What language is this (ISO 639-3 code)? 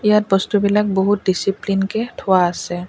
asm